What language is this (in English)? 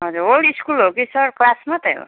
Nepali